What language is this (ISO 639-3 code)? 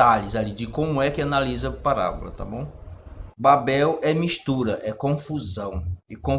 por